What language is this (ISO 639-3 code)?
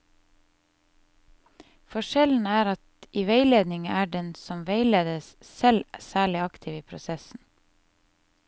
nor